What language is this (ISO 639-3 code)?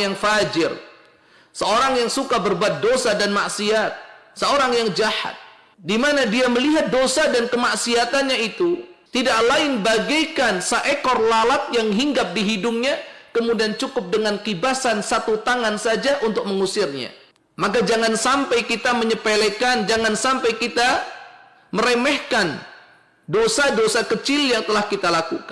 ind